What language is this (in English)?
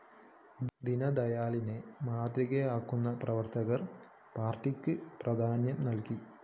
Malayalam